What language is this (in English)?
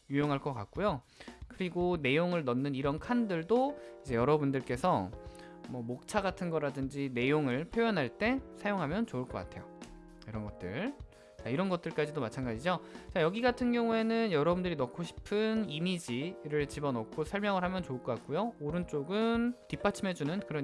Korean